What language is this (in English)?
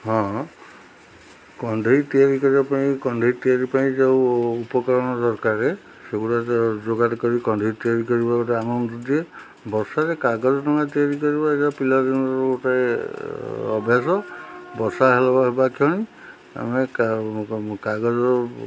Odia